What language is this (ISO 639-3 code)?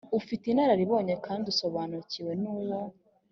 kin